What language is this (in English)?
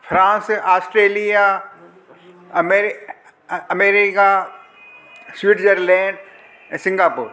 Sindhi